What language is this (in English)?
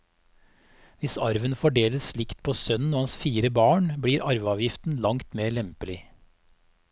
Norwegian